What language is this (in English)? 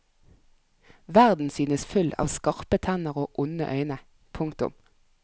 Norwegian